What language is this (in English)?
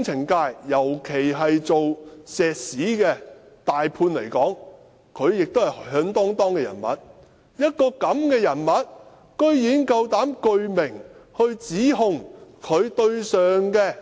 Cantonese